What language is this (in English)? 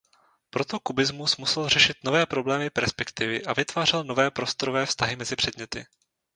Czech